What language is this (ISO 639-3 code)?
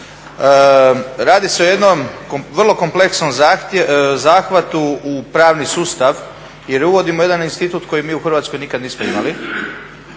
hrv